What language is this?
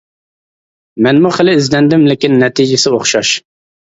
Uyghur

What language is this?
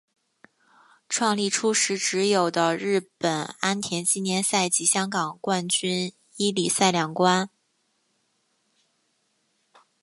Chinese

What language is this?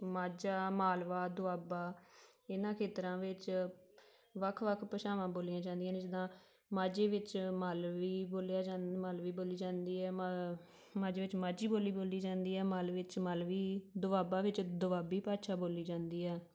Punjabi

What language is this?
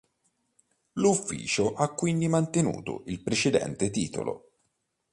Italian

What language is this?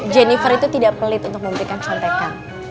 Indonesian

